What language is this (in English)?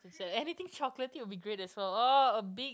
English